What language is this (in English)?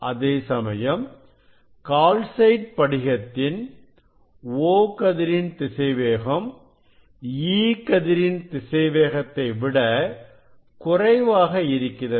Tamil